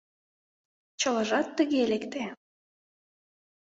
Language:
Mari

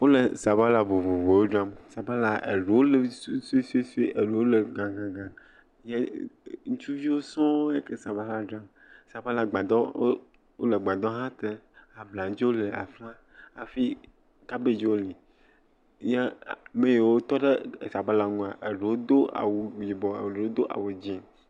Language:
Ewe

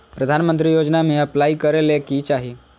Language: Magahi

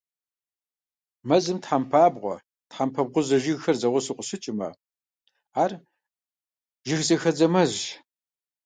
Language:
Kabardian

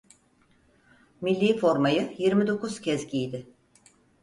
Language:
Turkish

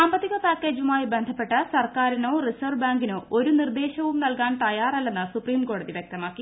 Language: Malayalam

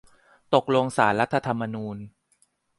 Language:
Thai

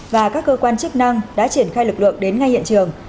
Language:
Vietnamese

